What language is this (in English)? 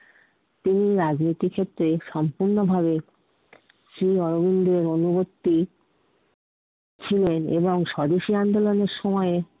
Bangla